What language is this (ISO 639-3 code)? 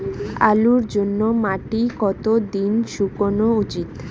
ben